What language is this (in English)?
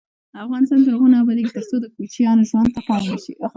Pashto